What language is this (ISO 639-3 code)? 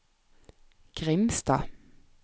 nor